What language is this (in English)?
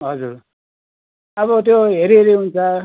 Nepali